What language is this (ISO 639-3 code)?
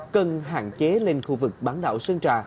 vie